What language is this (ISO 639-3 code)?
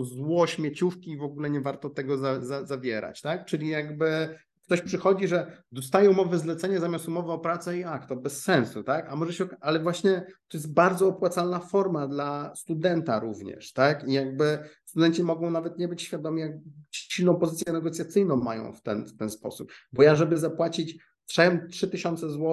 pol